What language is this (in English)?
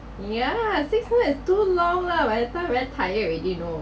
English